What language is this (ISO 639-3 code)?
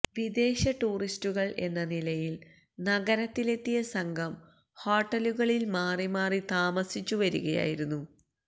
mal